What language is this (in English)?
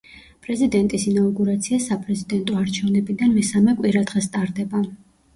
Georgian